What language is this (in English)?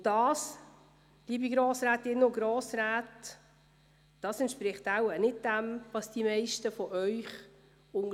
Swiss German